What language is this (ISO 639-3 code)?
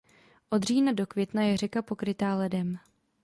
ces